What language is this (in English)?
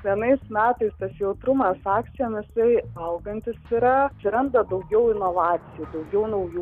Lithuanian